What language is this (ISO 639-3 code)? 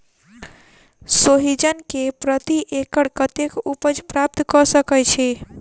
mai